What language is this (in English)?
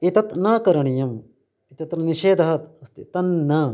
Sanskrit